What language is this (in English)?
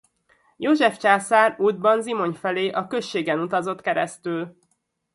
Hungarian